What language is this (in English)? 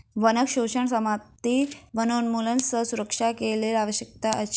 Maithili